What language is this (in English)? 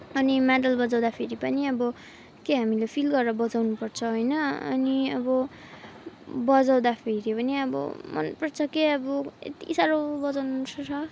Nepali